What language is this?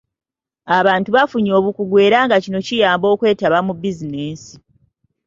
Ganda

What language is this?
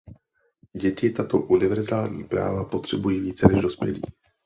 Czech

